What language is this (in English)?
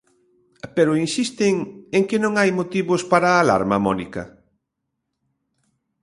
Galician